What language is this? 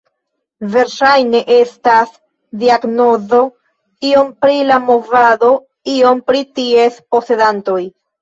Esperanto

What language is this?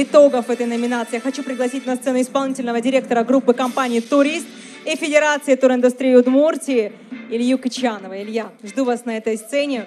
Russian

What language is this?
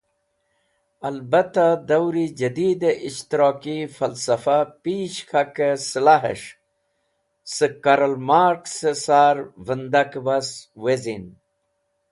Wakhi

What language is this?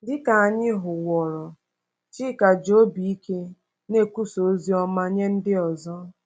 Igbo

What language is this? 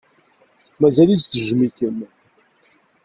Kabyle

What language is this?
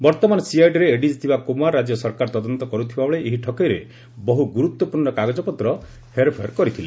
Odia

